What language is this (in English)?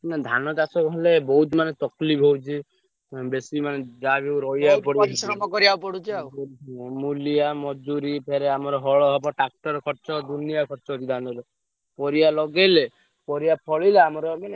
Odia